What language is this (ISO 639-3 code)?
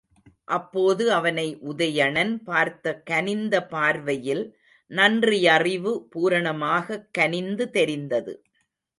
tam